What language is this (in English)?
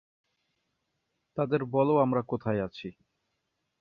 Bangla